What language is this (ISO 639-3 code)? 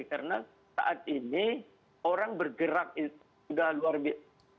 ind